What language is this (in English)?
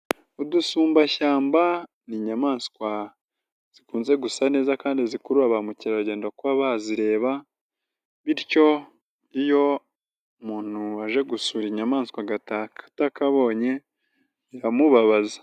Kinyarwanda